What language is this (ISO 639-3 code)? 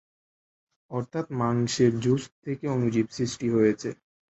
ben